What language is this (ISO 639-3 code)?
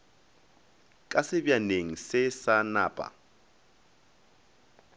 nso